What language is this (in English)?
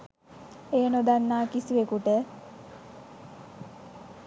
Sinhala